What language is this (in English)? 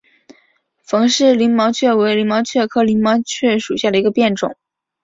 Chinese